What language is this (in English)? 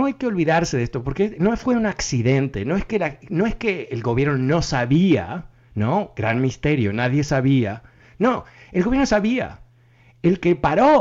Spanish